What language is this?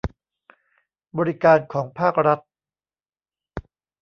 Thai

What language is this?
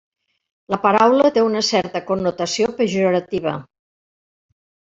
Catalan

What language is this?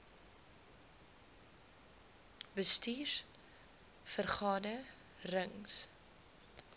Afrikaans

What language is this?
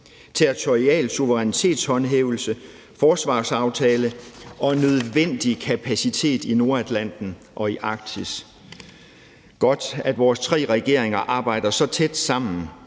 Danish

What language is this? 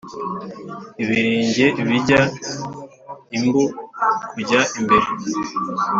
Kinyarwanda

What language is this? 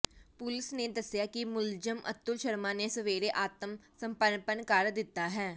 Punjabi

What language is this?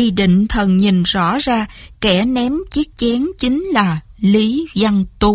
Vietnamese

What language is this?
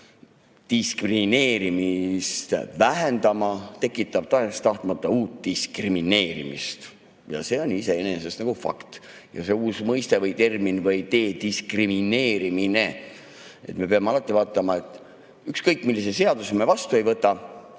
Estonian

